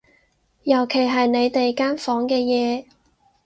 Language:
Cantonese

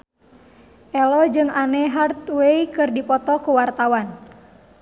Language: Sundanese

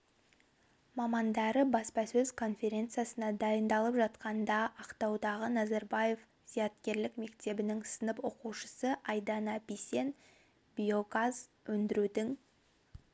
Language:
Kazakh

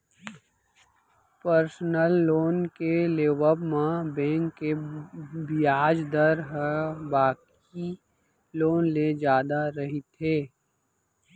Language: Chhattisgarhi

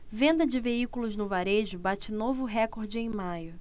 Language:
Portuguese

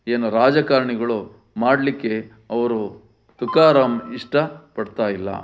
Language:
Kannada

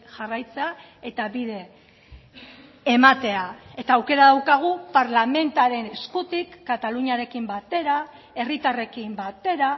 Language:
Basque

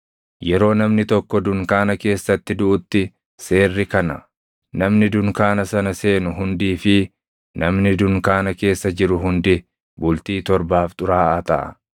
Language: Oromo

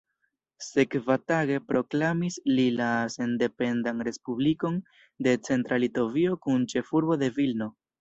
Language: Esperanto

